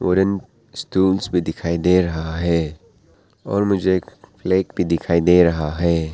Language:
Hindi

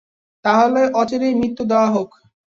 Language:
Bangla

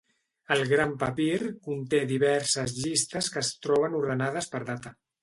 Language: Catalan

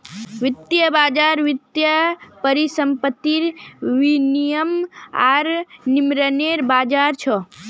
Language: Magahi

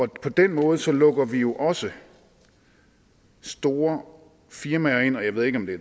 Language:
Danish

